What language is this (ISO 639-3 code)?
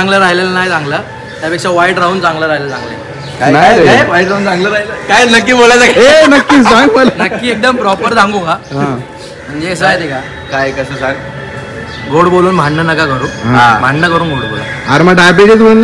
mar